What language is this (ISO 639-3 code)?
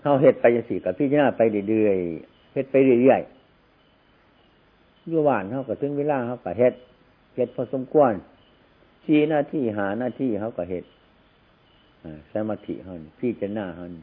tha